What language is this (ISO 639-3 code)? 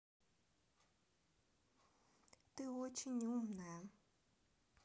rus